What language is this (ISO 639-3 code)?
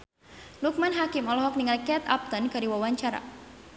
sun